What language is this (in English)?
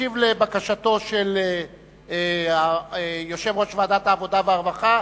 Hebrew